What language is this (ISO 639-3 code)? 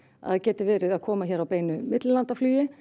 isl